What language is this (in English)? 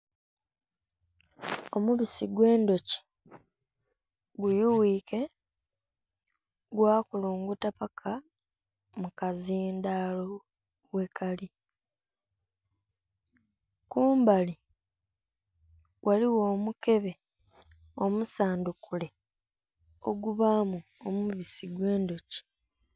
Soga